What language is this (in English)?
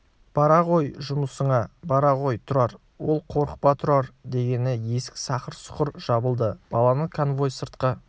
Kazakh